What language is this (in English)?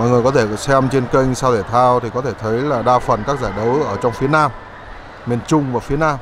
Vietnamese